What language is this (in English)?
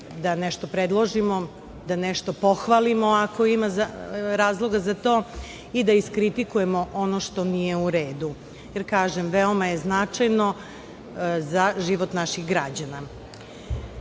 Serbian